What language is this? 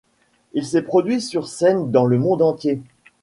French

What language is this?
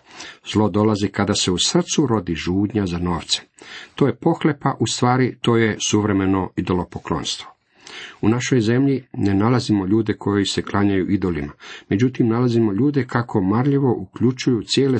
Croatian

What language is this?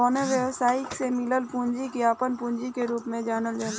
Bhojpuri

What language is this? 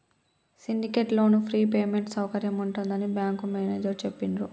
Telugu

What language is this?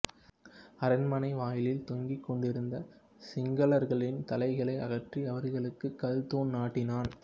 Tamil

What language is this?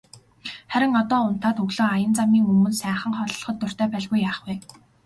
Mongolian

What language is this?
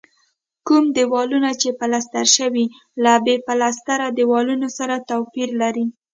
Pashto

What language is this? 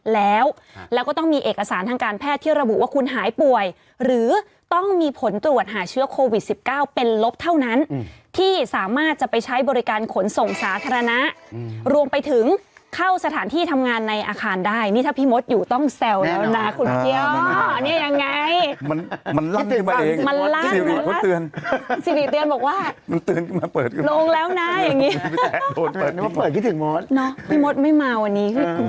Thai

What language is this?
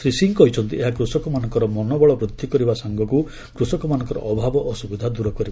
Odia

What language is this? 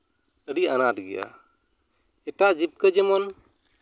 Santali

